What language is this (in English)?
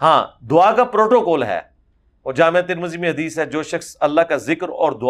Urdu